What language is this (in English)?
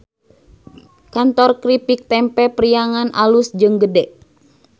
Sundanese